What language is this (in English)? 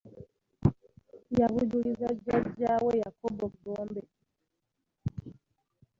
Ganda